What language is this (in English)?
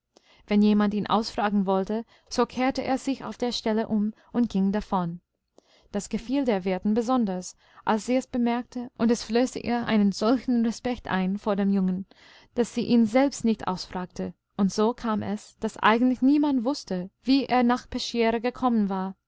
German